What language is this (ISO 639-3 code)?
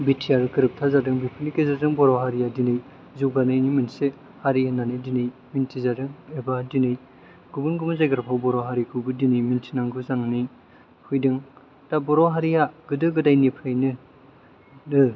brx